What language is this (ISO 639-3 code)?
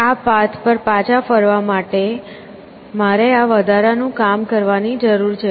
guj